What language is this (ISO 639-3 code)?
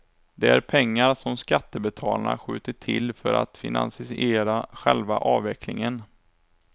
swe